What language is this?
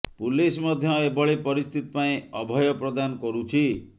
Odia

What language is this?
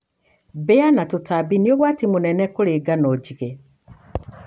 Kikuyu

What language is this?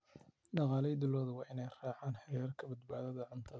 Somali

